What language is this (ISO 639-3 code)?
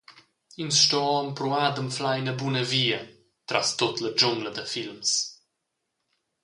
roh